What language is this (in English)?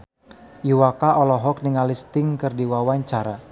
Sundanese